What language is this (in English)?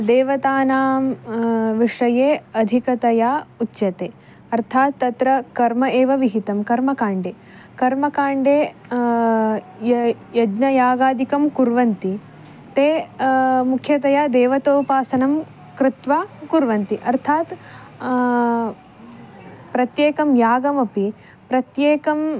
Sanskrit